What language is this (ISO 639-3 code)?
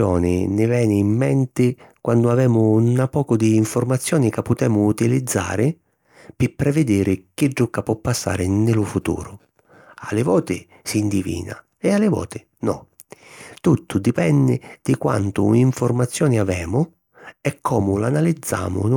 scn